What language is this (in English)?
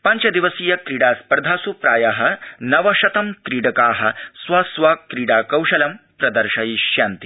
Sanskrit